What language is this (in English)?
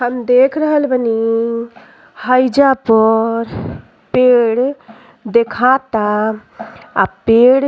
Bhojpuri